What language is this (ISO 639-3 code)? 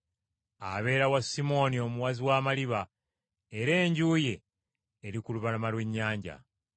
lug